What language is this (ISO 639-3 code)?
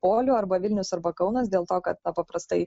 lit